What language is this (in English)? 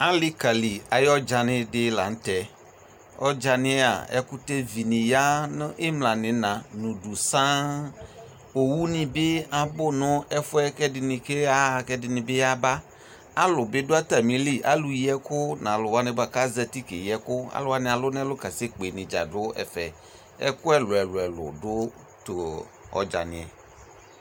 Ikposo